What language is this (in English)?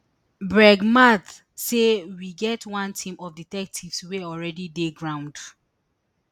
Nigerian Pidgin